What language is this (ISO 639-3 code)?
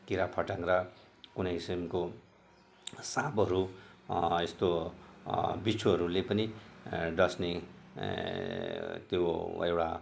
nep